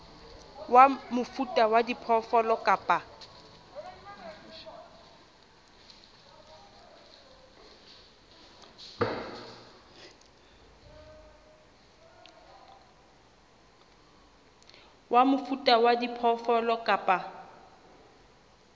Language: Southern Sotho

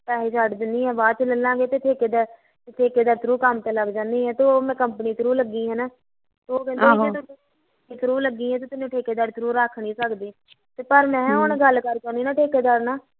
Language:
Punjabi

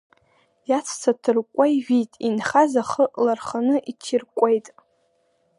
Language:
Abkhazian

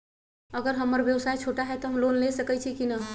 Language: Magahi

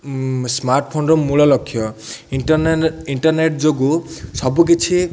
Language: Odia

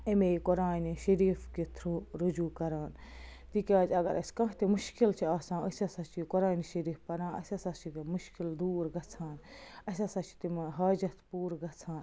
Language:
Kashmiri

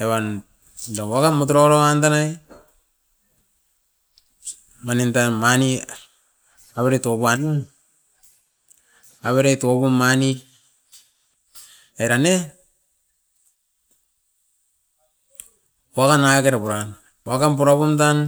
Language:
Askopan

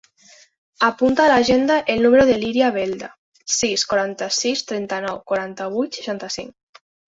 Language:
Catalan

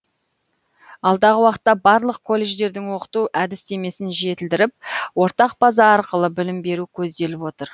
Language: Kazakh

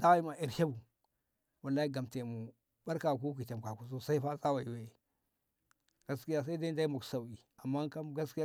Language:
Ngamo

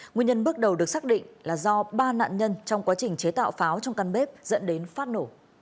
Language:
Vietnamese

